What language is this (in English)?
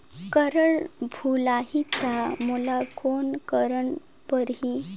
Chhattisgarhi